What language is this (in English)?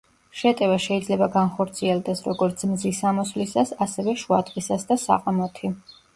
Georgian